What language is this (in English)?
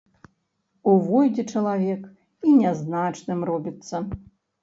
Belarusian